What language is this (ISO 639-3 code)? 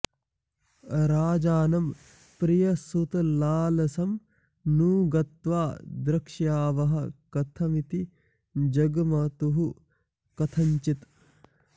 san